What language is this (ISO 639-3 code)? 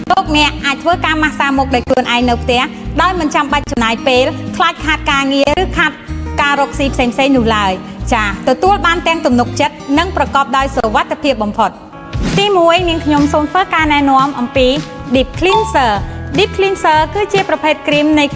tha